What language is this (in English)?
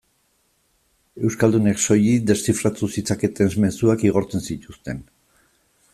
Basque